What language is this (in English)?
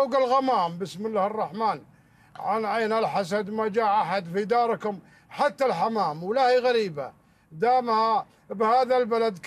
Arabic